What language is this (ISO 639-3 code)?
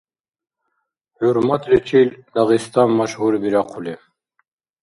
dar